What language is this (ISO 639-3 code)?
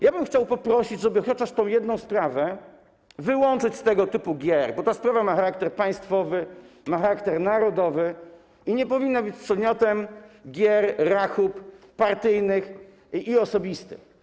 pol